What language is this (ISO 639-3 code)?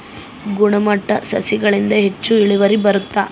kan